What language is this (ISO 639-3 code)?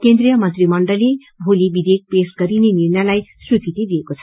nep